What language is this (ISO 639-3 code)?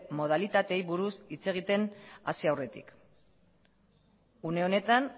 eus